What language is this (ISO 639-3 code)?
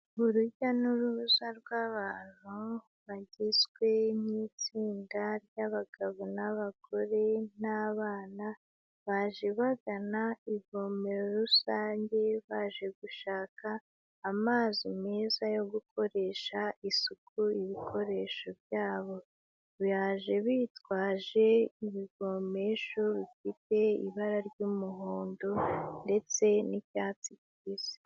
kin